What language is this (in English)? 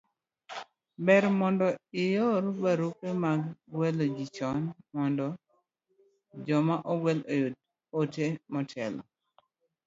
Luo (Kenya and Tanzania)